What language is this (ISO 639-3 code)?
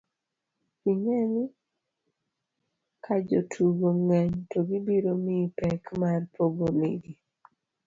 luo